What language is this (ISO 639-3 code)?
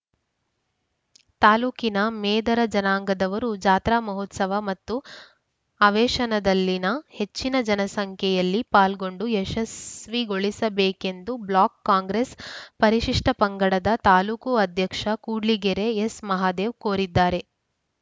kan